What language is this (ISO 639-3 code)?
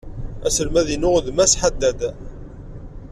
kab